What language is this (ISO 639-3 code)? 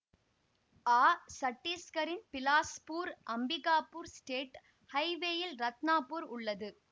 tam